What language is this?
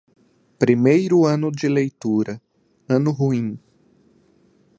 Portuguese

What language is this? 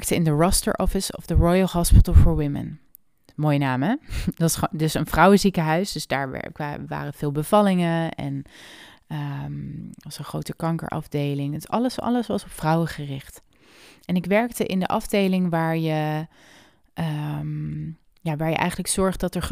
Dutch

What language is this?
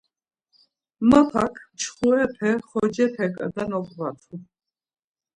Laz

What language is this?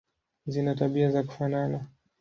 Swahili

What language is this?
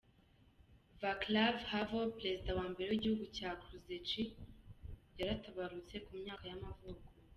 Kinyarwanda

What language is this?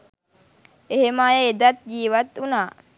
Sinhala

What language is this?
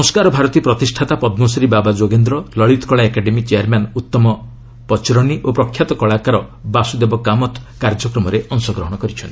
Odia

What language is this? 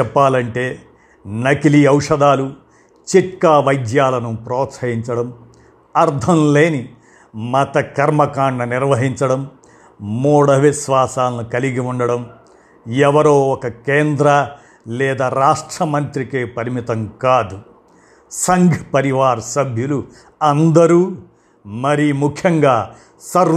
Telugu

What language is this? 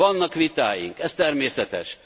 Hungarian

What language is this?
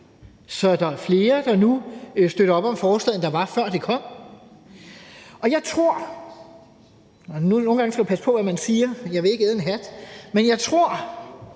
Danish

